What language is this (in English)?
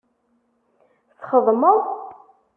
Kabyle